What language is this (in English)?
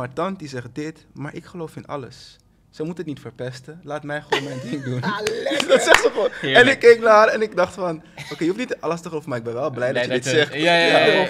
Dutch